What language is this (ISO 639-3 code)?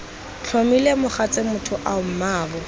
tsn